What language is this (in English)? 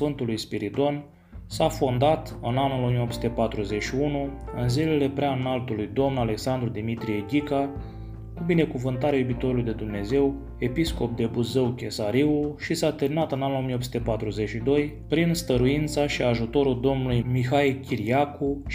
Romanian